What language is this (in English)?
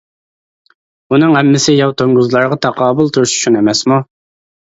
Uyghur